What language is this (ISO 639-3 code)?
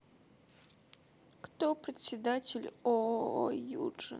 rus